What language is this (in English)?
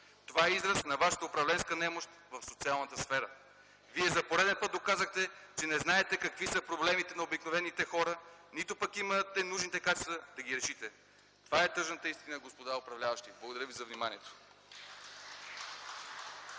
Bulgarian